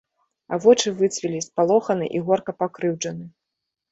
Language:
Belarusian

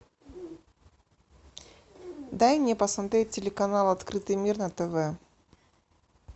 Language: Russian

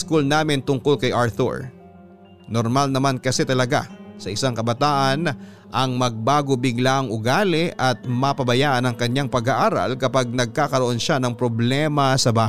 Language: Filipino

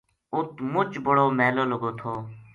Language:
Gujari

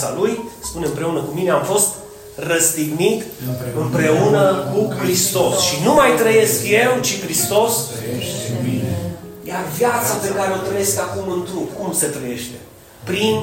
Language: Romanian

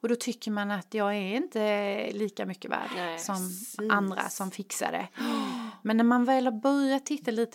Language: Swedish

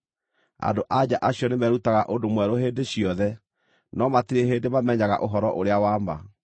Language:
Kikuyu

